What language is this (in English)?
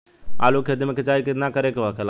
Bhojpuri